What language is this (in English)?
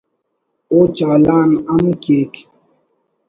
Brahui